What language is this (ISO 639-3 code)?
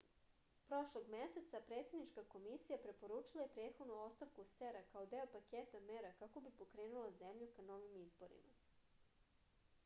srp